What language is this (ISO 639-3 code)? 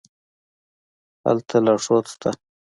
pus